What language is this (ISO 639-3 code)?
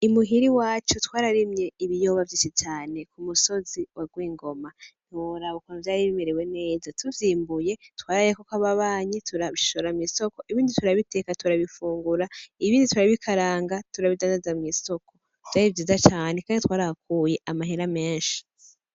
run